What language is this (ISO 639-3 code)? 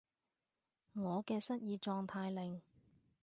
yue